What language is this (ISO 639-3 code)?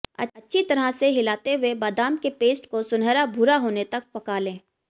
hin